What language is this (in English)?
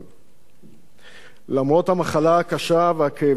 Hebrew